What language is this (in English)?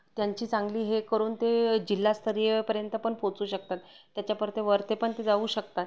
Marathi